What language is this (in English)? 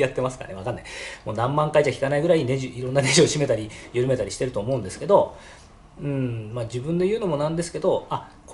Japanese